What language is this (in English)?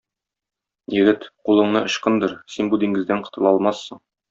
Tatar